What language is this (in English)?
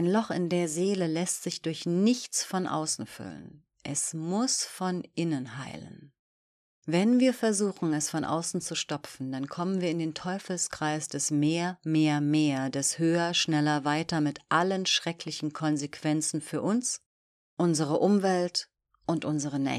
German